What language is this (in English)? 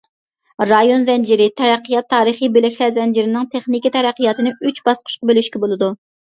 Uyghur